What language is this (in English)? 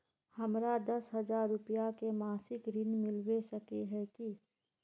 Magahi